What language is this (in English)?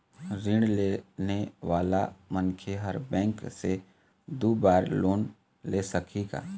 Chhattisgarhi